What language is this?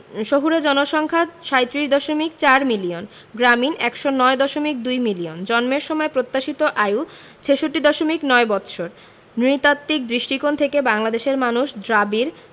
Bangla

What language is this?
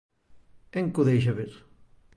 Galician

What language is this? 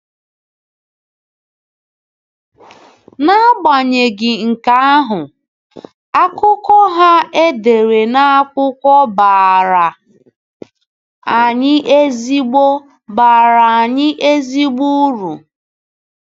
Igbo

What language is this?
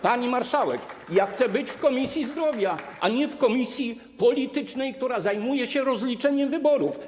Polish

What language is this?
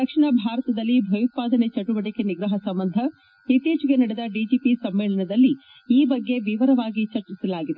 Kannada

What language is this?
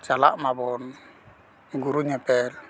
Santali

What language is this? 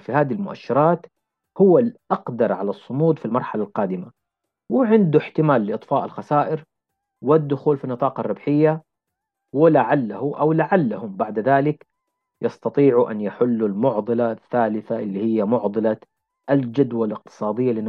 Arabic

